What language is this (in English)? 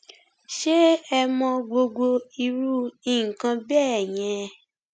Yoruba